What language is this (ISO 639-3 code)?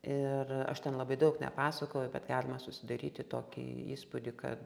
lit